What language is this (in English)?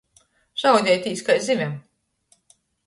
Latgalian